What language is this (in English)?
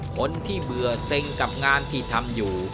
Thai